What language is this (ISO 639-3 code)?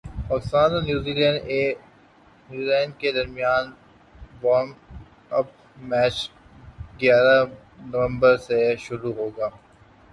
urd